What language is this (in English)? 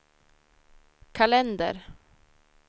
Swedish